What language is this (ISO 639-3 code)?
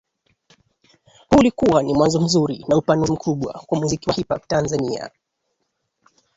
swa